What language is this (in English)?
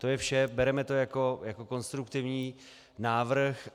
Czech